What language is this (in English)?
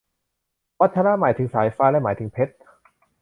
Thai